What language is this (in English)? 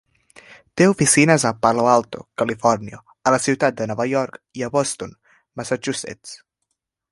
Catalan